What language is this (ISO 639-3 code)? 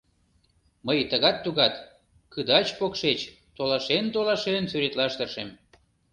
chm